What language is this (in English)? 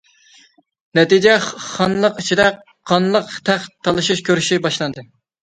Uyghur